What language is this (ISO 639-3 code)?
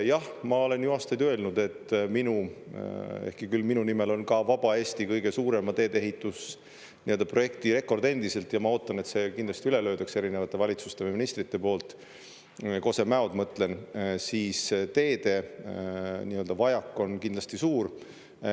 est